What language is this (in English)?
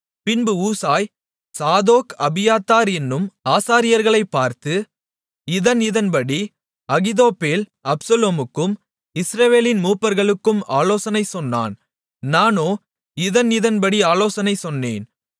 Tamil